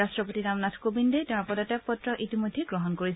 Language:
Assamese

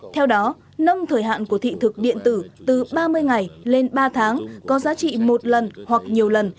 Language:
Vietnamese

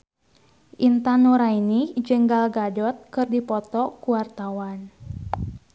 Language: Sundanese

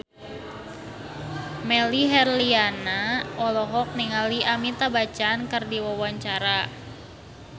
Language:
Sundanese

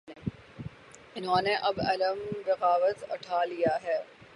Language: Urdu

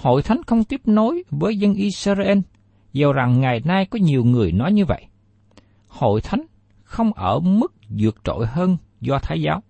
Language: Vietnamese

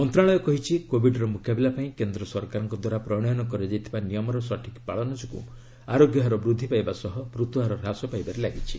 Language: Odia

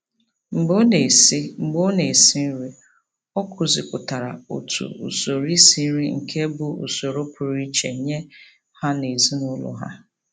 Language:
Igbo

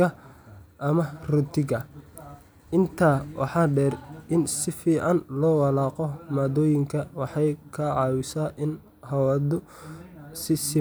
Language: Somali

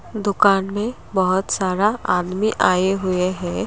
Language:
Hindi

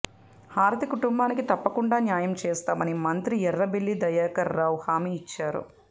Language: Telugu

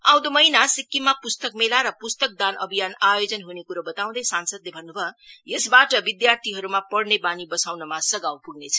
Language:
Nepali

